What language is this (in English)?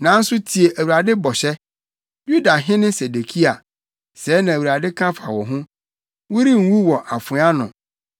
Akan